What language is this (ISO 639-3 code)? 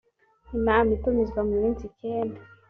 kin